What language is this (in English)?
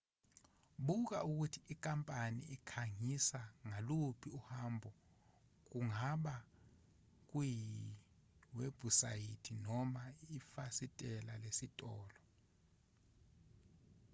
Zulu